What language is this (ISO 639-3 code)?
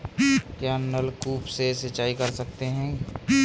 hin